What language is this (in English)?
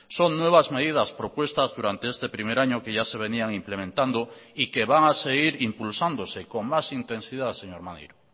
Spanish